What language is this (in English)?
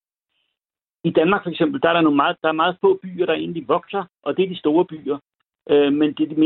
Danish